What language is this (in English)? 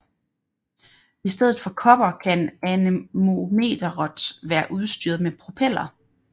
Danish